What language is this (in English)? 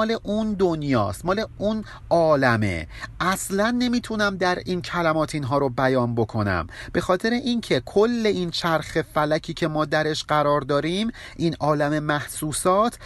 Persian